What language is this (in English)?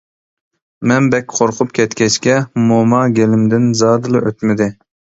Uyghur